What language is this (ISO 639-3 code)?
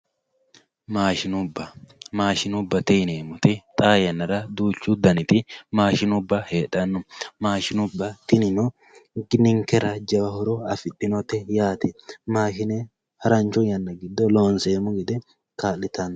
sid